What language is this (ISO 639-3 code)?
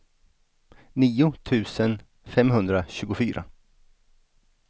swe